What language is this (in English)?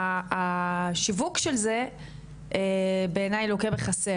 Hebrew